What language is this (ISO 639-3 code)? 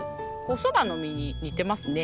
jpn